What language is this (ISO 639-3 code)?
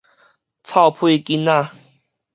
nan